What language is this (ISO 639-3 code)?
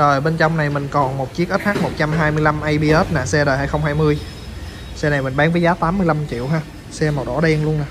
vie